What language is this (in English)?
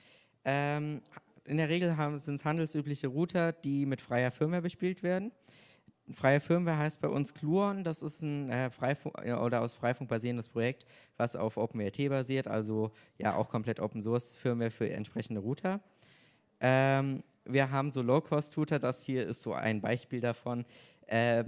German